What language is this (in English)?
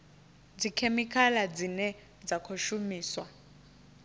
Venda